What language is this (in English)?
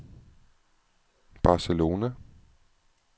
Danish